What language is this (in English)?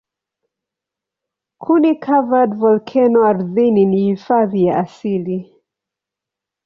Swahili